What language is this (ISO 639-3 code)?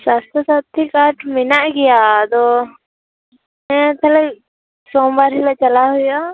sat